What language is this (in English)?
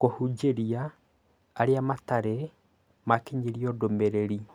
Kikuyu